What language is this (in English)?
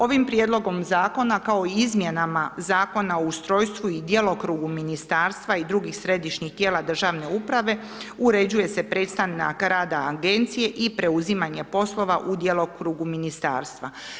Croatian